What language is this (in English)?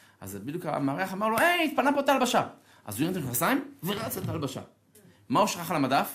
Hebrew